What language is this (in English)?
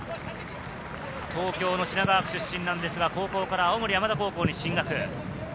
Japanese